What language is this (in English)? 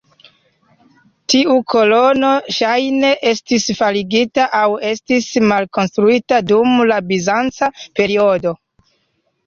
Esperanto